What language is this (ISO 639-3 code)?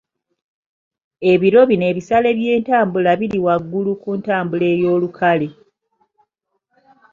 lug